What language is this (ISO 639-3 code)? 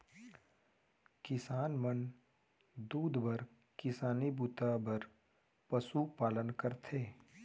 hne